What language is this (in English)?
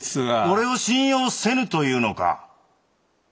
Japanese